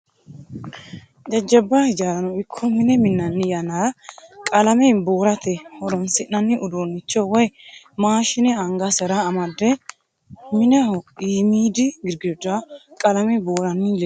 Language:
Sidamo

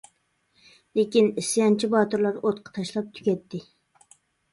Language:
Uyghur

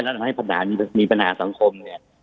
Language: Thai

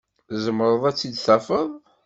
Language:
Kabyle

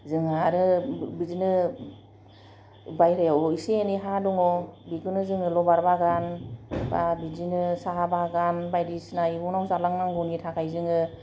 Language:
Bodo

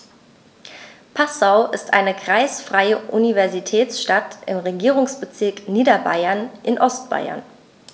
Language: German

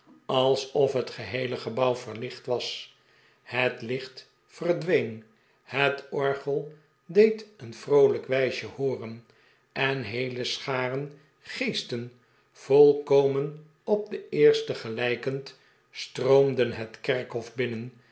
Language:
Dutch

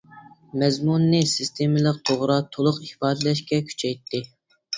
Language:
Uyghur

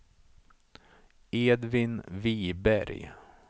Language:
Swedish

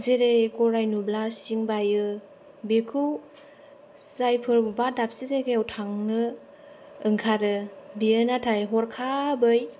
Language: Bodo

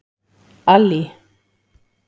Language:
Icelandic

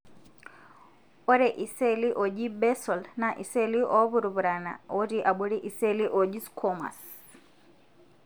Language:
Masai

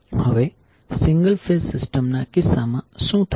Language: Gujarati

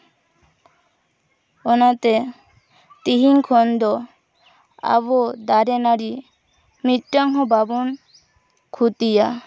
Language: Santali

